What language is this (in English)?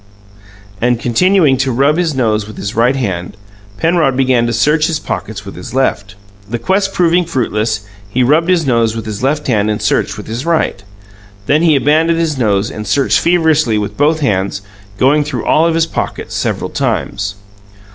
English